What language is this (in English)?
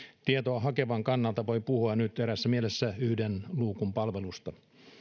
Finnish